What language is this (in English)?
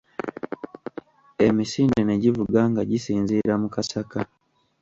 Ganda